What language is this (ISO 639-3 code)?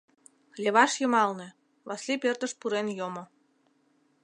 chm